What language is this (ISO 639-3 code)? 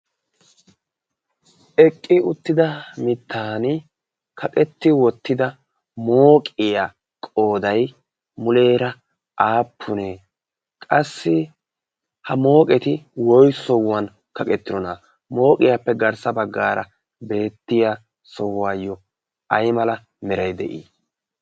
wal